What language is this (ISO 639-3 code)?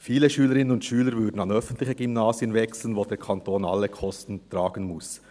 gsw